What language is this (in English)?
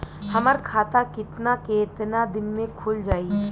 Bhojpuri